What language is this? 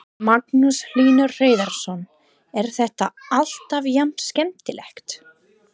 Icelandic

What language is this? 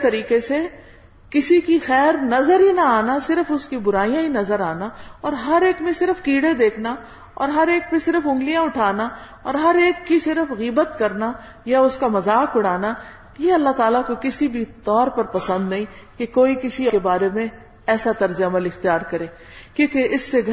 Urdu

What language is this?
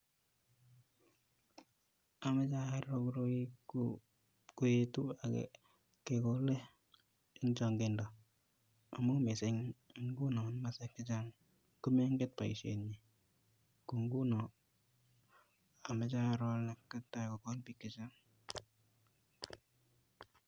Kalenjin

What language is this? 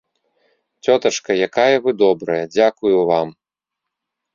Belarusian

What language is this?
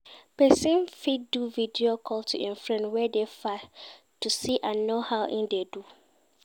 Nigerian Pidgin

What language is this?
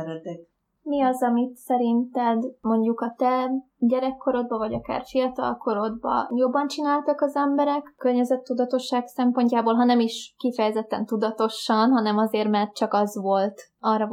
Hungarian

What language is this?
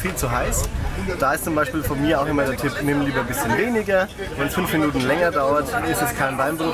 German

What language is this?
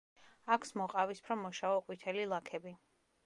Georgian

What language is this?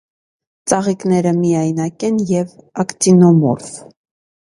Armenian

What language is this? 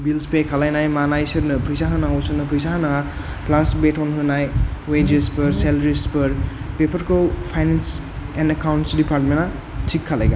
Bodo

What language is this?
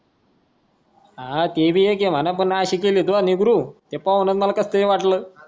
Marathi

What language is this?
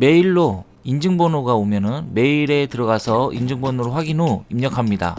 Korean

